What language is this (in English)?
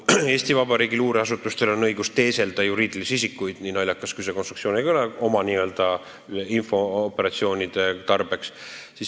Estonian